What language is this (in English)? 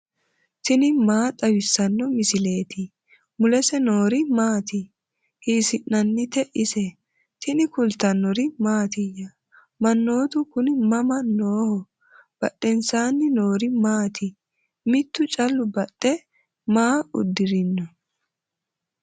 Sidamo